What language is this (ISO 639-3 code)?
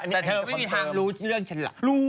tha